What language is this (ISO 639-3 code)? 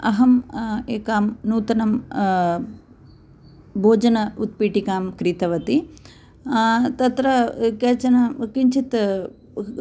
san